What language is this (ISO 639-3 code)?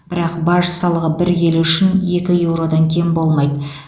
kaz